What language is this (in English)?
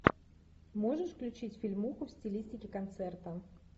Russian